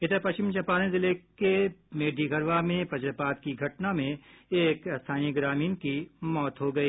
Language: Hindi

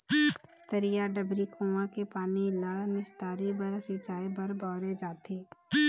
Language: Chhattisgarhi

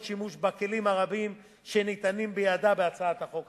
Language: Hebrew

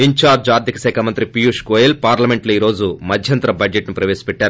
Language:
Telugu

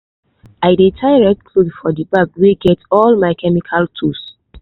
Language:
Nigerian Pidgin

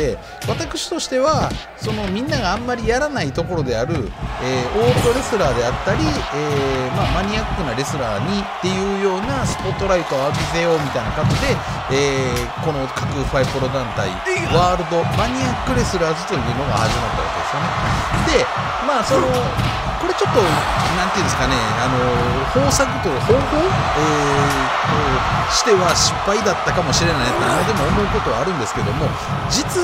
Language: Japanese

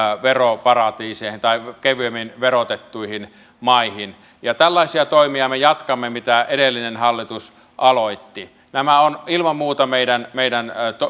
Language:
Finnish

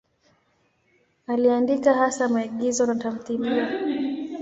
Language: Swahili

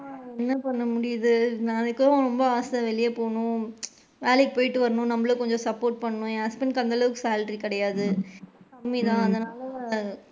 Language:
Tamil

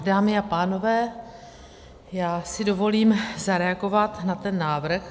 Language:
Czech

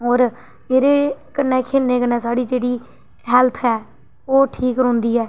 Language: Dogri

